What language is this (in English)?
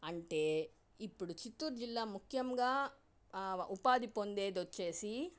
Telugu